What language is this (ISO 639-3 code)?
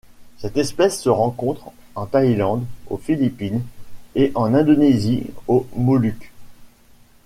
fra